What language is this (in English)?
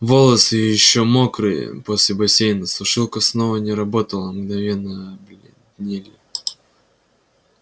Russian